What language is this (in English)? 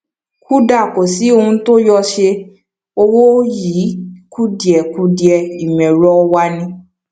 Yoruba